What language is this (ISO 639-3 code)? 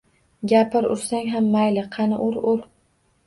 uzb